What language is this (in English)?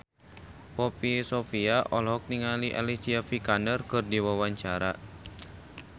Sundanese